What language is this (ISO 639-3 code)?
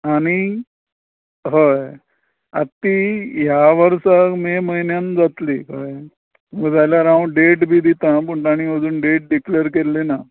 kok